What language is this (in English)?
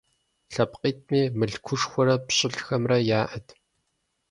Kabardian